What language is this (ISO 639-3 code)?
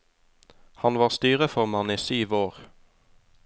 nor